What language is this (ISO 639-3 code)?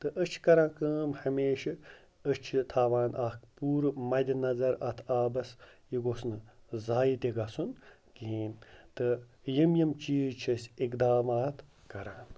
kas